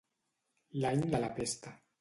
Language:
Catalan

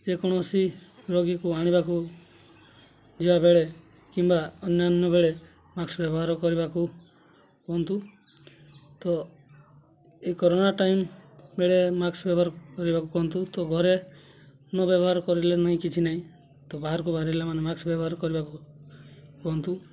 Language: Odia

